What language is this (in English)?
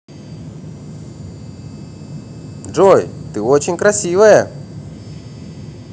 Russian